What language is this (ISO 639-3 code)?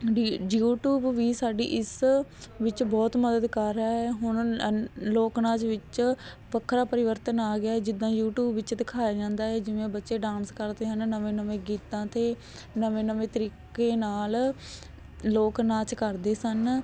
pan